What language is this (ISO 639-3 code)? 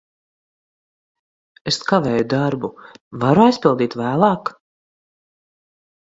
lav